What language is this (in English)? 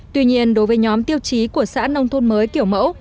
Vietnamese